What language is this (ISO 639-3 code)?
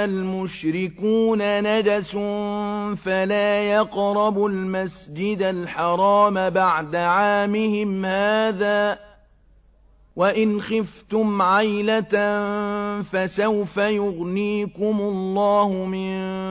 ara